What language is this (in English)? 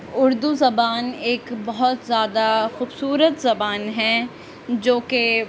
Urdu